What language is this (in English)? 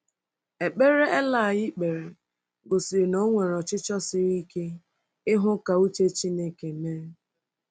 Igbo